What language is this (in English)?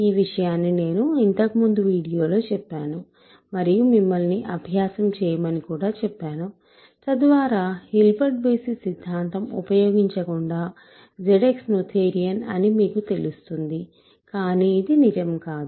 Telugu